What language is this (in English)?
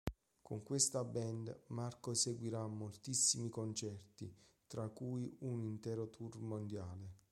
Italian